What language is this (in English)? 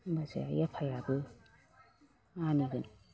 Bodo